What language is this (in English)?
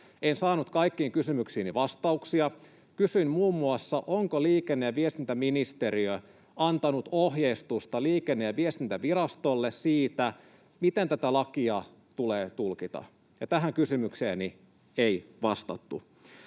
Finnish